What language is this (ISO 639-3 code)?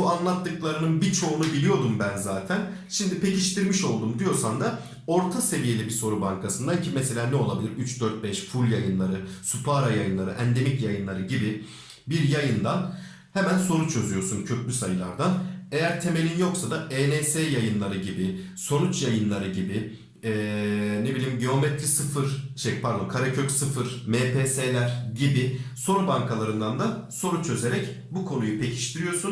tur